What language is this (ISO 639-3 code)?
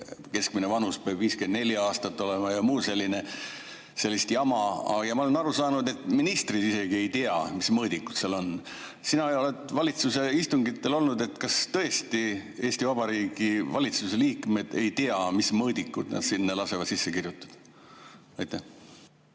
est